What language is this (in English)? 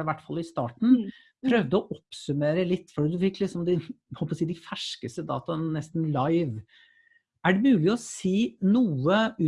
Norwegian